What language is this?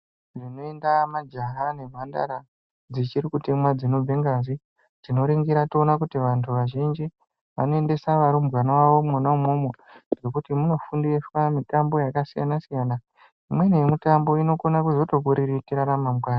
Ndau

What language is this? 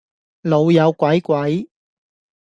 Cantonese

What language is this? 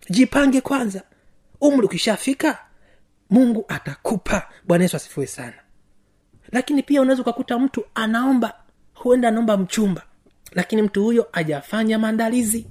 Swahili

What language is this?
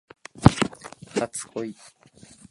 Japanese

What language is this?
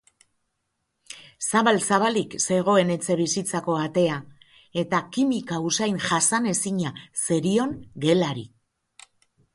Basque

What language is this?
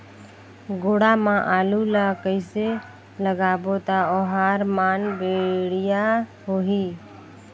Chhattisgarhi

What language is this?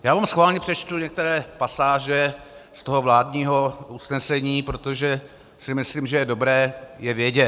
Czech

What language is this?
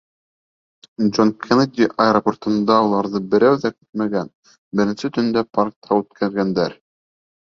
Bashkir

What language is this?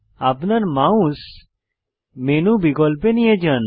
Bangla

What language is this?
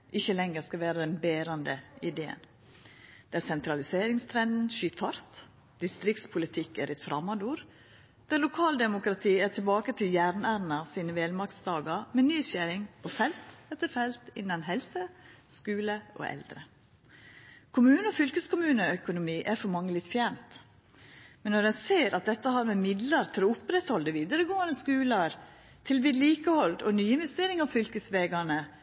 Norwegian Nynorsk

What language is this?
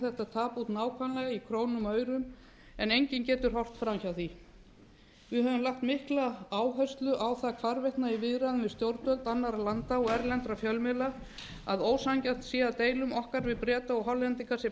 Icelandic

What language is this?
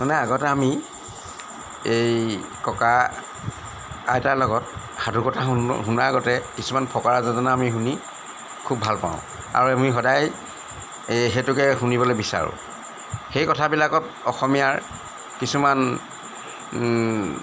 Assamese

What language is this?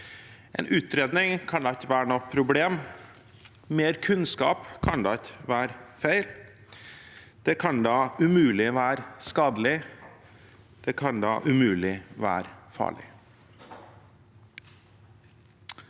Norwegian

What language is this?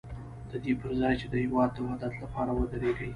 Pashto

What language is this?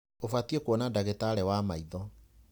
Kikuyu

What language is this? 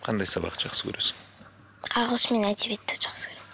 Kazakh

